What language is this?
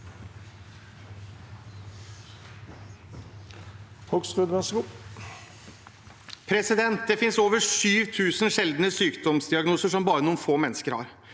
Norwegian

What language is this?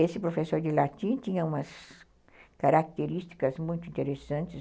Portuguese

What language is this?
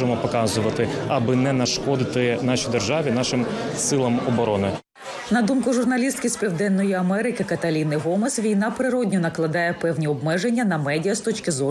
Ukrainian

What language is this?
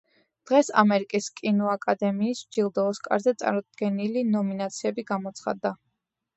Georgian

